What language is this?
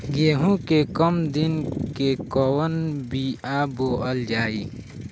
Bhojpuri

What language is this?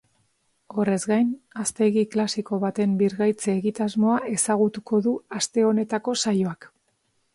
Basque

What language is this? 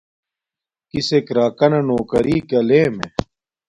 Domaaki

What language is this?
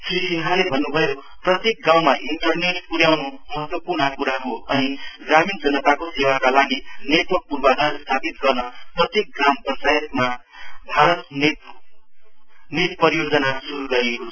Nepali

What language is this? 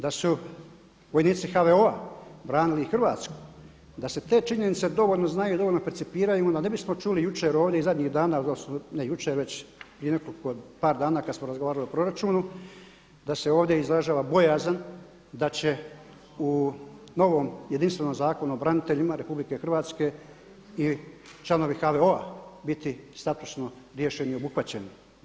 Croatian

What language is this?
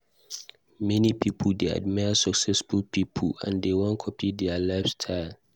Nigerian Pidgin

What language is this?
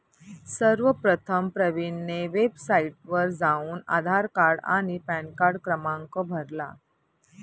Marathi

